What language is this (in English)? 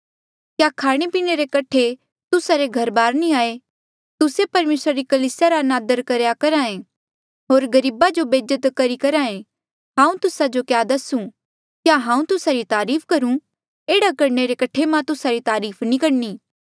Mandeali